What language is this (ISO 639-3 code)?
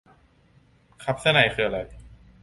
tha